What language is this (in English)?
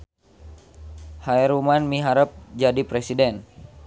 Sundanese